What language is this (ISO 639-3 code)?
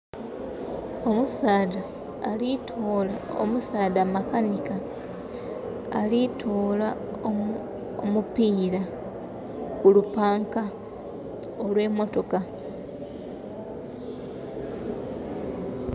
xog